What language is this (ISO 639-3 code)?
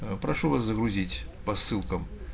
rus